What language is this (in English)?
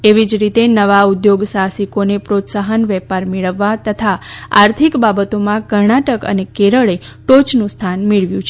Gujarati